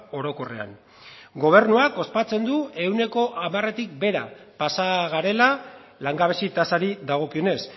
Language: Basque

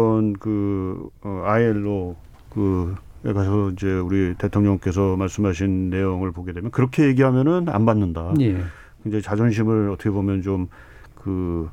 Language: Korean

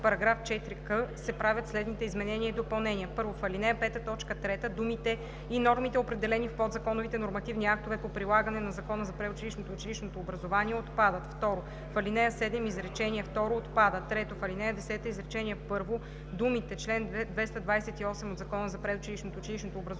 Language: Bulgarian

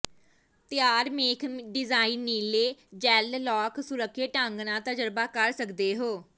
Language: Punjabi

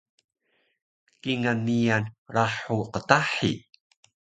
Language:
Taroko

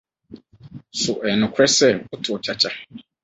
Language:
Akan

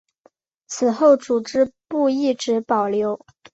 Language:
Chinese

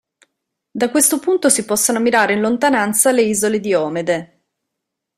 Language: Italian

